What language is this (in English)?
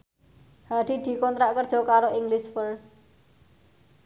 Javanese